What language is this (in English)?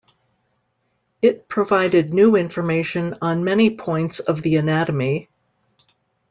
English